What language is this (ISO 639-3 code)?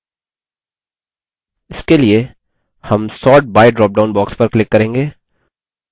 hin